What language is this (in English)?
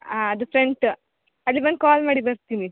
Kannada